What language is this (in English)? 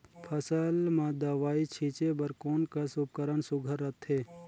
Chhattisgarhi